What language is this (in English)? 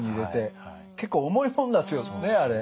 Japanese